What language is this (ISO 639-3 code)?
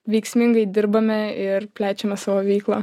lit